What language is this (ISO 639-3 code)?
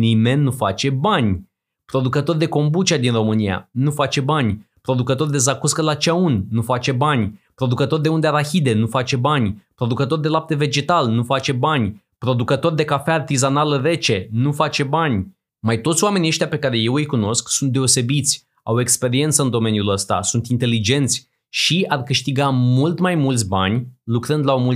ron